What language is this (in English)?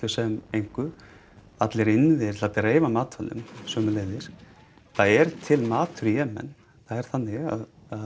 Icelandic